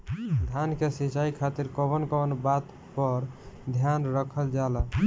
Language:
Bhojpuri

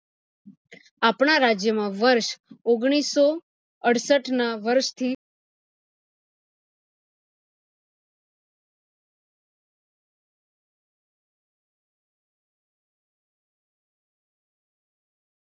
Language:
Gujarati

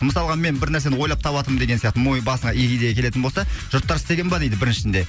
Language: Kazakh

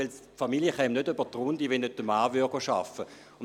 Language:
Swiss German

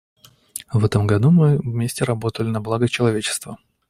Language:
Russian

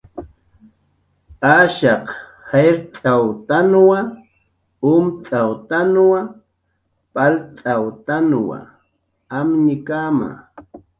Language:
Jaqaru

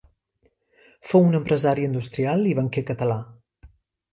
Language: Catalan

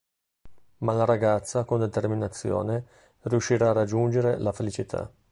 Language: Italian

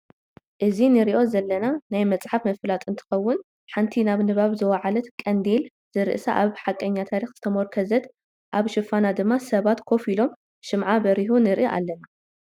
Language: Tigrinya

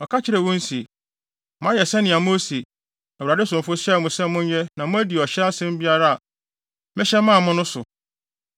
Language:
Akan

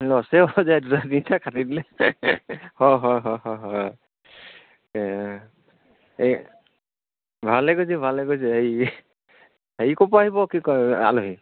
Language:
Assamese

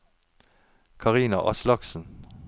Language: Norwegian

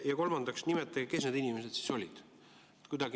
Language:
Estonian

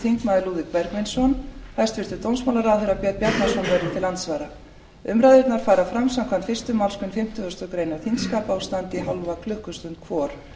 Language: Icelandic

